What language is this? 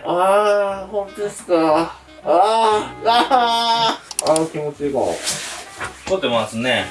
Japanese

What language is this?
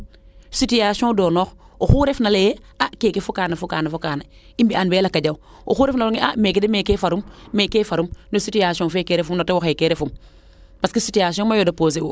Serer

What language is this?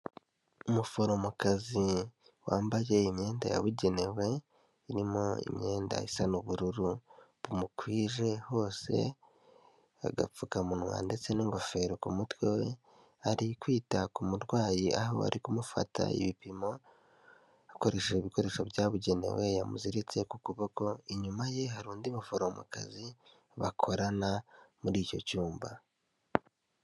Kinyarwanda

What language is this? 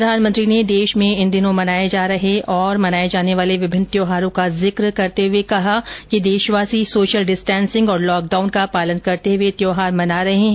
Hindi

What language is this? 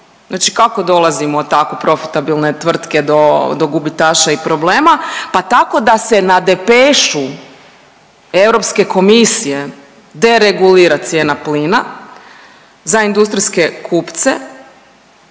Croatian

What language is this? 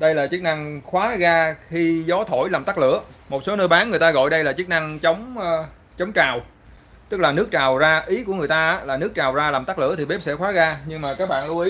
Vietnamese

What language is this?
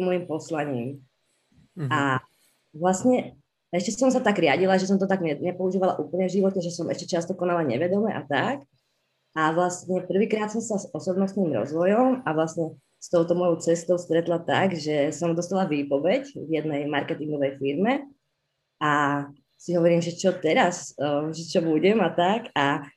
Czech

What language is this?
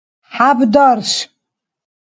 Dargwa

